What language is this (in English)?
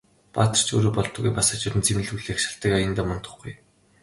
Mongolian